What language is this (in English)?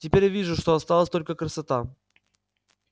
Russian